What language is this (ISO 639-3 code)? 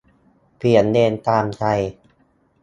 tha